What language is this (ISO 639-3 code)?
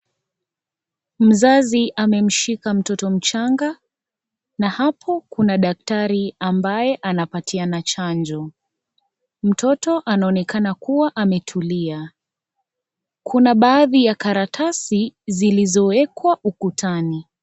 swa